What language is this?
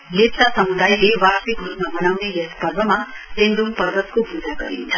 Nepali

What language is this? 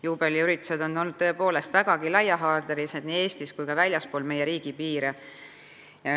Estonian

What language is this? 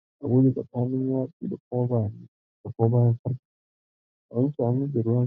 Hausa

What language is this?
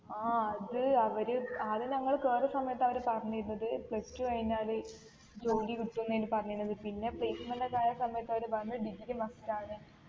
Malayalam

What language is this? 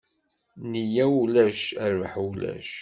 Kabyle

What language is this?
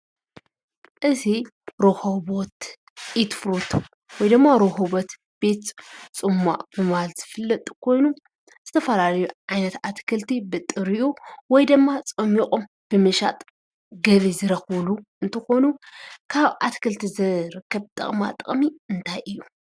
Tigrinya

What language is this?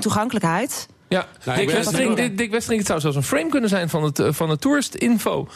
Dutch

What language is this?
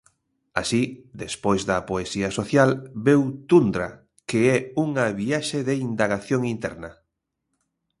Galician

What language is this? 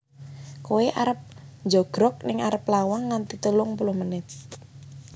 Javanese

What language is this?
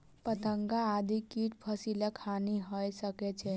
Maithili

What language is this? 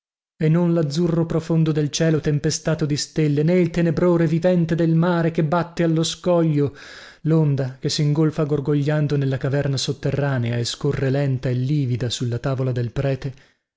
Italian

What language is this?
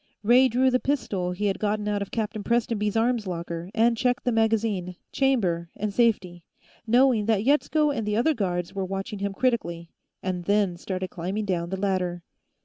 English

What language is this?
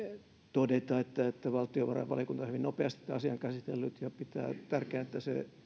Finnish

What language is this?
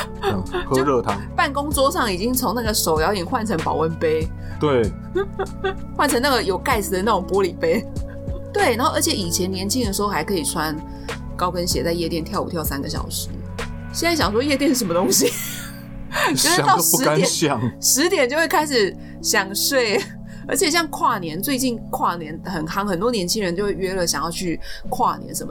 Chinese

